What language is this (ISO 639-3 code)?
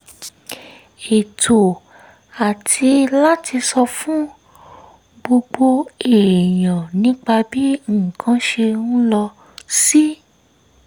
yor